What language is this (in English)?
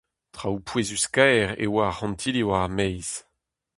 Breton